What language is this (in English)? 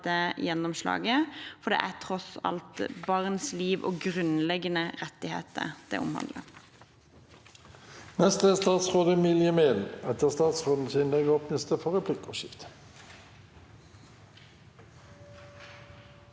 Norwegian